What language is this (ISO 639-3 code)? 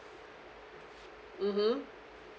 eng